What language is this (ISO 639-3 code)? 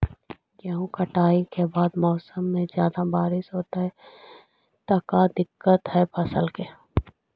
mag